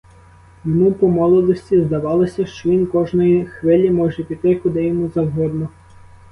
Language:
Ukrainian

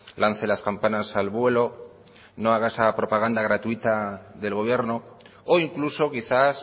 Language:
Spanish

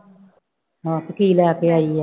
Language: Punjabi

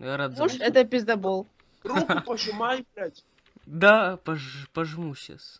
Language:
Russian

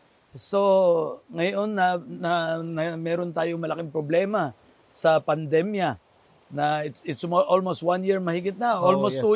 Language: Filipino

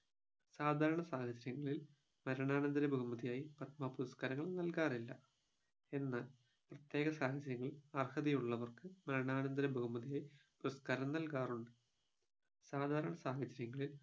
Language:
Malayalam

